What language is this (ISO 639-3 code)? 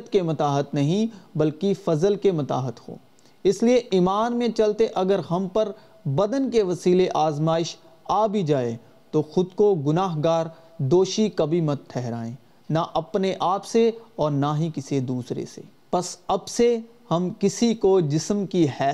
urd